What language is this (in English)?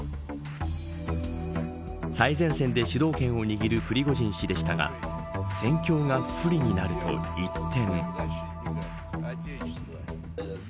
Japanese